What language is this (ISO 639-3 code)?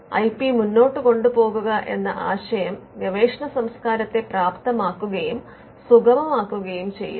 mal